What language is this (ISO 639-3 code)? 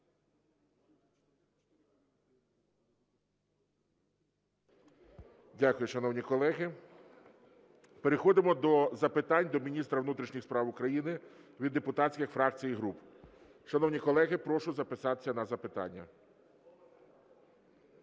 ukr